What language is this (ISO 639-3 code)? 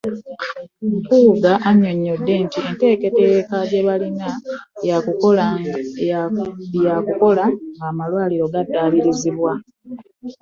lug